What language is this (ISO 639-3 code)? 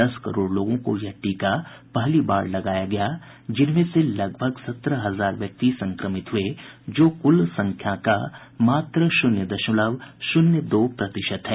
hin